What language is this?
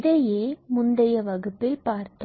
Tamil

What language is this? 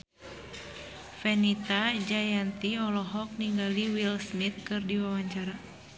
Sundanese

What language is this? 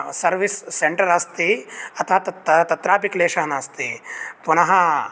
Sanskrit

